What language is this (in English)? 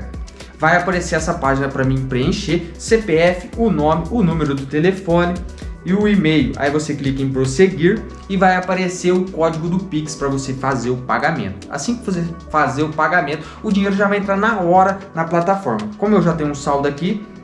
Portuguese